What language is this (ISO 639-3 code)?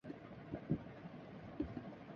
urd